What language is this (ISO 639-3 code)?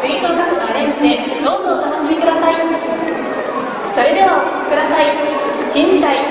jpn